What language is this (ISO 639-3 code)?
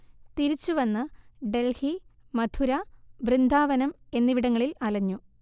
mal